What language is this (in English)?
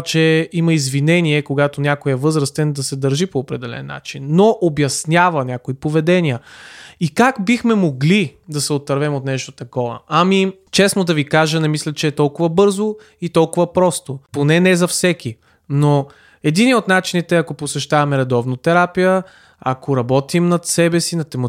Bulgarian